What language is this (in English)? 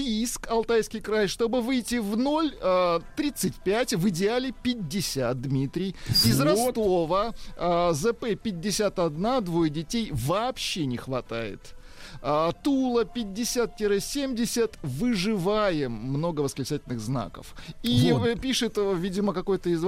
Russian